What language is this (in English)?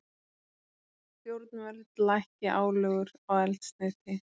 Icelandic